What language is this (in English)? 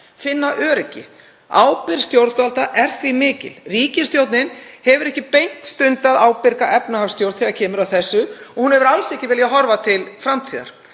Icelandic